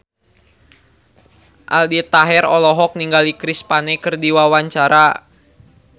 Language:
Sundanese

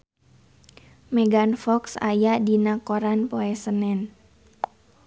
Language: Sundanese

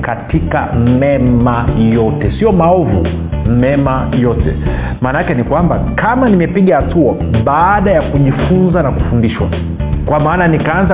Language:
Swahili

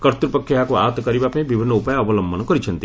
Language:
Odia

